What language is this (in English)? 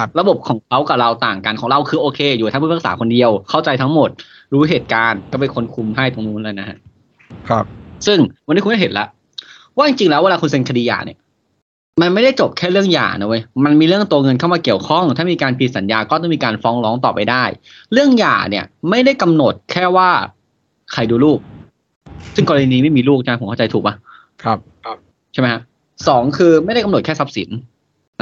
Thai